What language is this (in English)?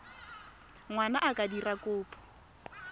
Tswana